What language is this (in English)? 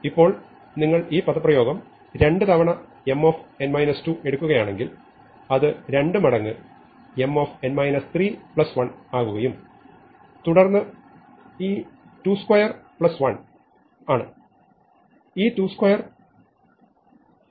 Malayalam